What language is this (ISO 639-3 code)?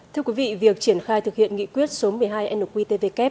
vie